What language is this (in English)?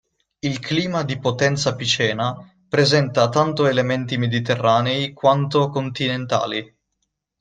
Italian